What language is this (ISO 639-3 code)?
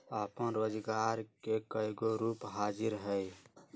mag